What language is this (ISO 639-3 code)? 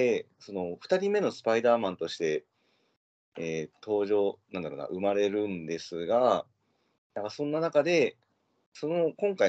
jpn